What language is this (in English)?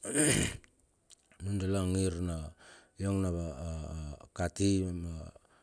Bilur